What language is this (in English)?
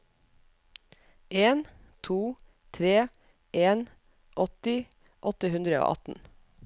Norwegian